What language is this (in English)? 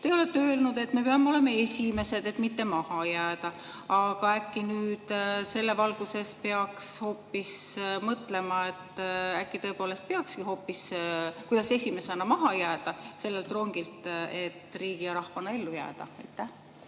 Estonian